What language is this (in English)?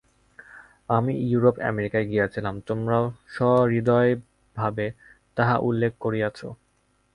Bangla